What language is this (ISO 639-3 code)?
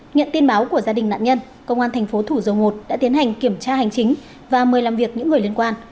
vie